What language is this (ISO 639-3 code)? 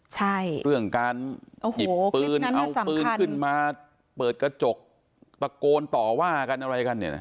tha